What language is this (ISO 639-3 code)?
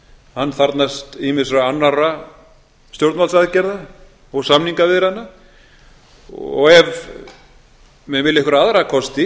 isl